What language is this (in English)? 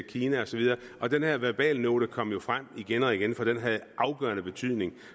Danish